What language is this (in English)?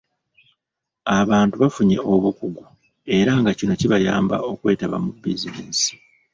Ganda